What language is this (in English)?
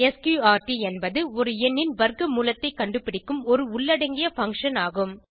Tamil